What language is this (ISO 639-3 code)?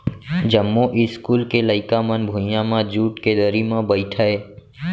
hne